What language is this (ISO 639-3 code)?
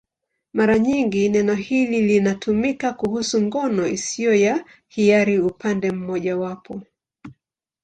swa